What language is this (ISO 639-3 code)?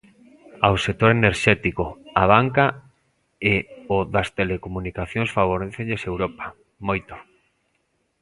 glg